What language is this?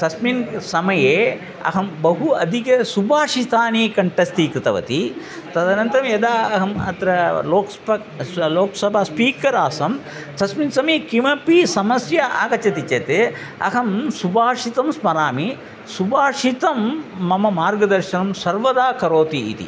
Sanskrit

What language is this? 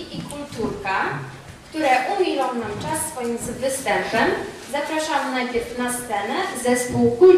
Polish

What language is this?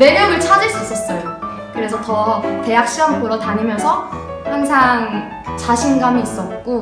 Korean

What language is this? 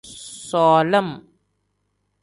Tem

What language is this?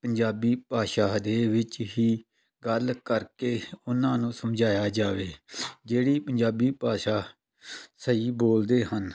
Punjabi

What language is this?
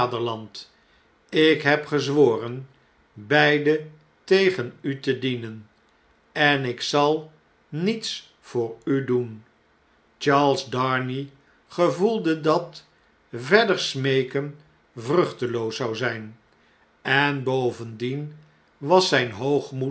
Dutch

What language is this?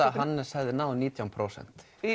Icelandic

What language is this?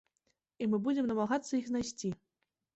Belarusian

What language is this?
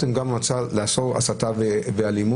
Hebrew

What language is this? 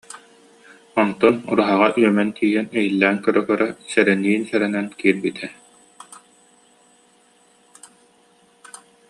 Yakut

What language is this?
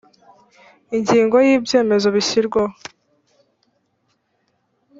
Kinyarwanda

